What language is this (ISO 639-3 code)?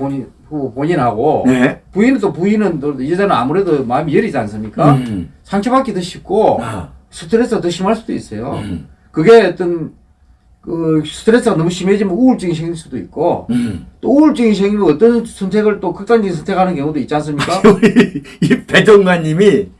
kor